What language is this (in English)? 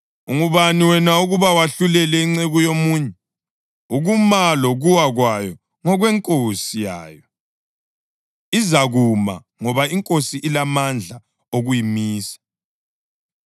North Ndebele